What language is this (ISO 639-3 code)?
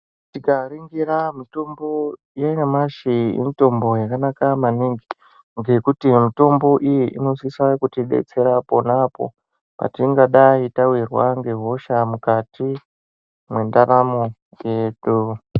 ndc